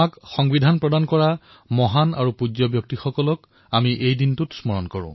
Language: Assamese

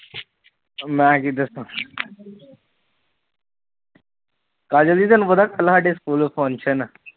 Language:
Punjabi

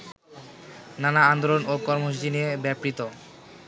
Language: Bangla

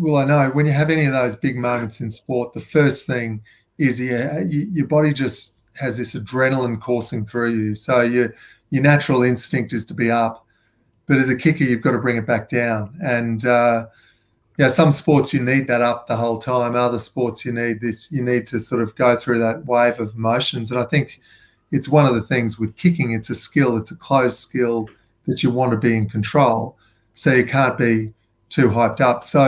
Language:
English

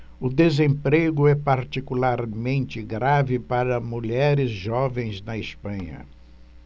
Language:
Portuguese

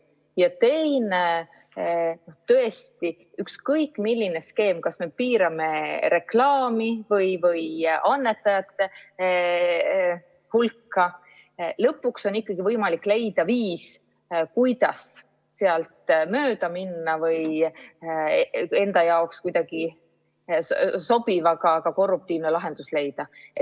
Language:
Estonian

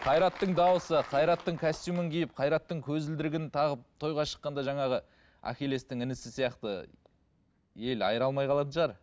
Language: Kazakh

